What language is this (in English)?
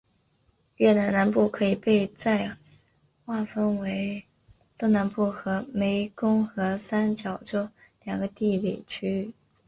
Chinese